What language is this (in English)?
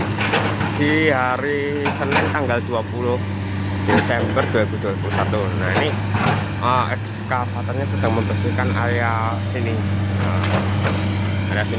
Indonesian